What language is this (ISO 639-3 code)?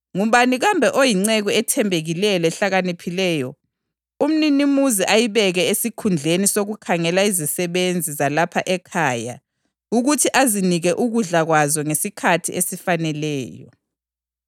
nde